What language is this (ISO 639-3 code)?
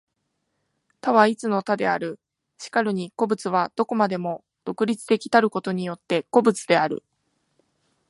jpn